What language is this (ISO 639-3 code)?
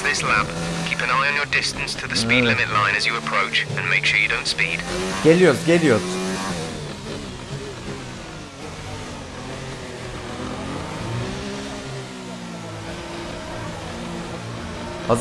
tur